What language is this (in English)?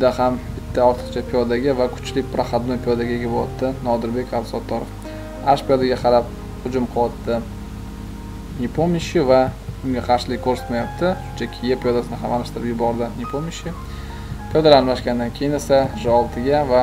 Turkish